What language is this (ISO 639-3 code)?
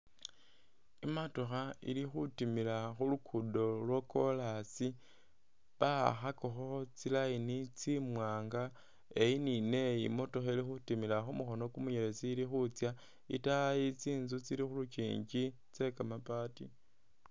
myx